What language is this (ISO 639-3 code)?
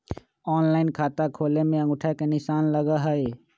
mag